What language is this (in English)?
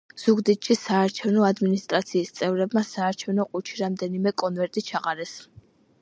Georgian